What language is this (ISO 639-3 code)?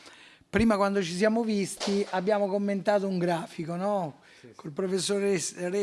ita